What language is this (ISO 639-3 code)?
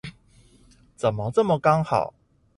zho